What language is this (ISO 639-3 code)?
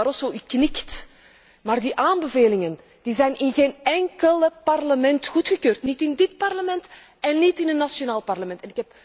nld